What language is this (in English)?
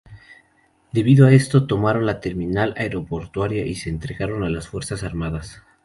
Spanish